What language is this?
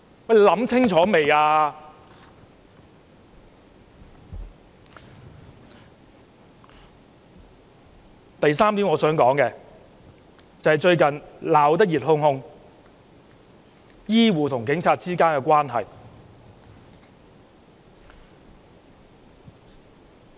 Cantonese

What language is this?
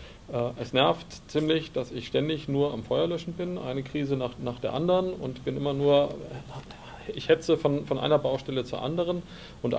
German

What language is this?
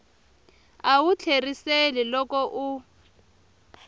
Tsonga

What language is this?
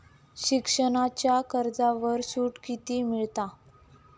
Marathi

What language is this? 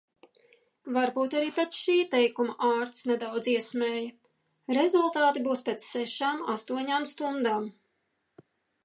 Latvian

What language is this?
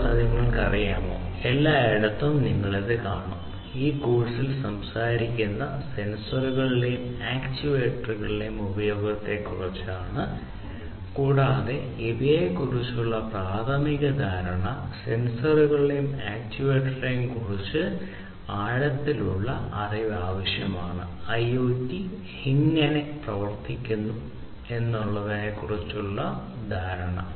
Malayalam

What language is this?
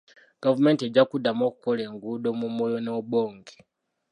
Ganda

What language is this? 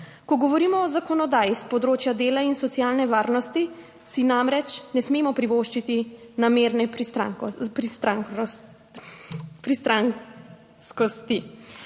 Slovenian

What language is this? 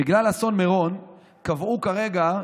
Hebrew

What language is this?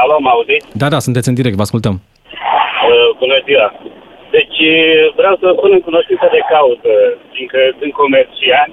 Romanian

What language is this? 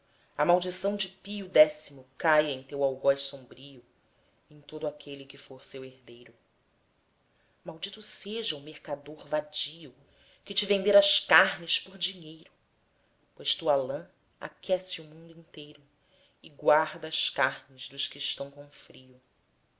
Portuguese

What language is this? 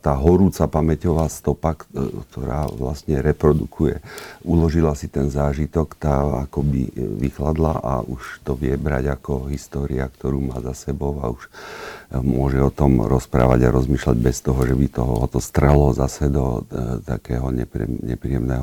Slovak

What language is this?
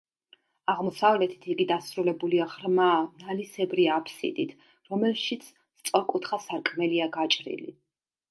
Georgian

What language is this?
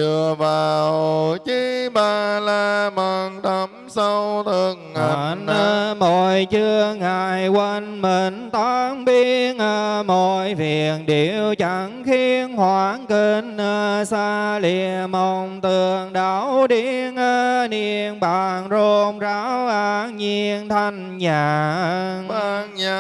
Vietnamese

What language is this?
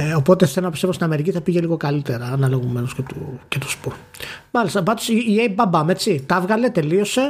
Greek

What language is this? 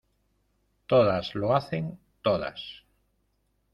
Spanish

